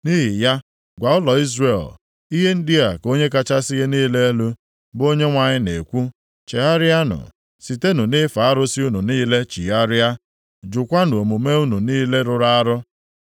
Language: Igbo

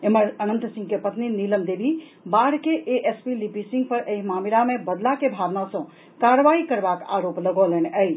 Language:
Maithili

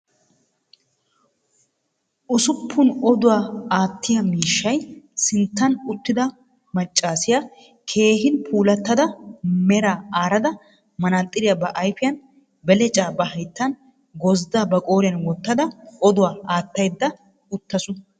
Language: Wolaytta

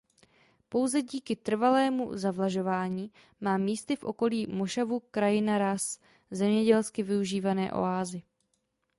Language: Czech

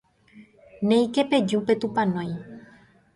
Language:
Guarani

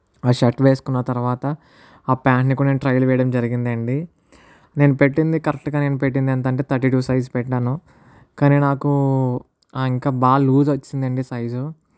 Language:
Telugu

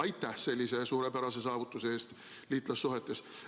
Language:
Estonian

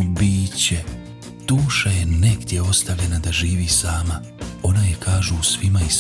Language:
Croatian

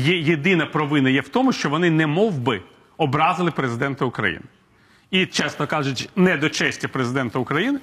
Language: Ukrainian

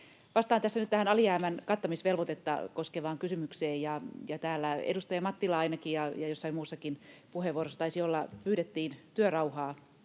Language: Finnish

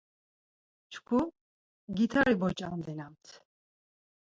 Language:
Laz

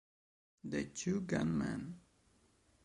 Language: Italian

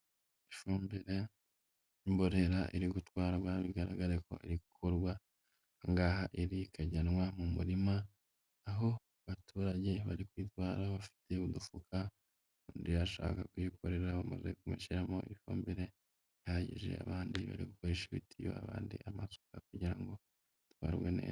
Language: Kinyarwanda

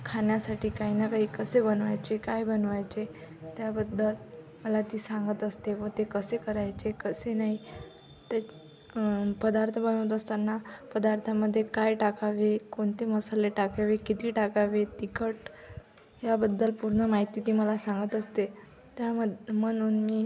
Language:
Marathi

